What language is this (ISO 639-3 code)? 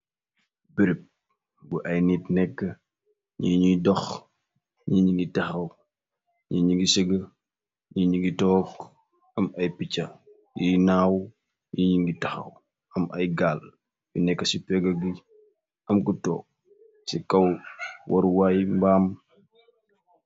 wol